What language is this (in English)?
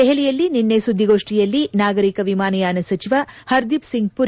Kannada